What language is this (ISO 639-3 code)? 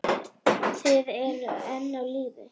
isl